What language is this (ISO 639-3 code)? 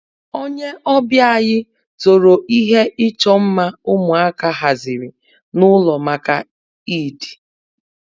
ibo